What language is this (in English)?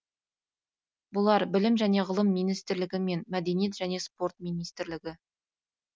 Kazakh